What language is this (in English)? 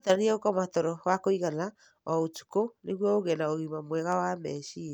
Kikuyu